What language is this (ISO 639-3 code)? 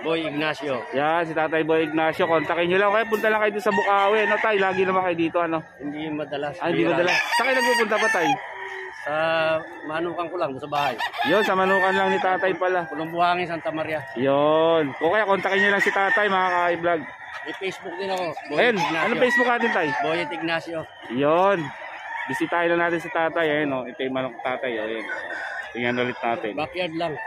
fil